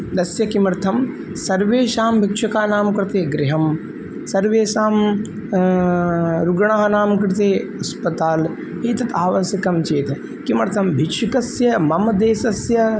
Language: Sanskrit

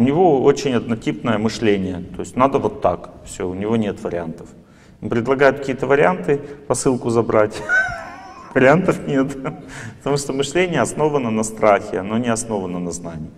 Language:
Russian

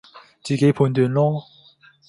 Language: Cantonese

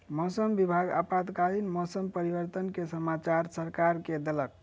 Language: Maithili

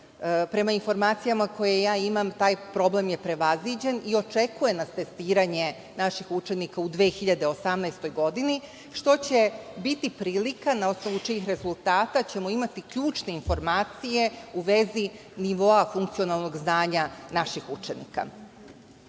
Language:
Serbian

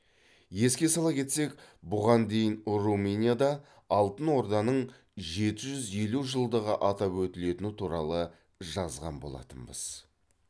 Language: Kazakh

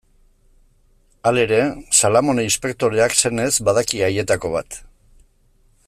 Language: Basque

